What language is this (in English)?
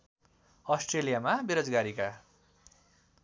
Nepali